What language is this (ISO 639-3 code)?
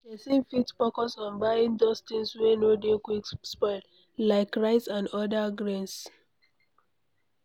pcm